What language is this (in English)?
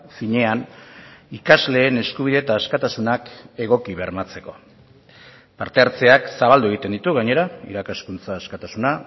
Basque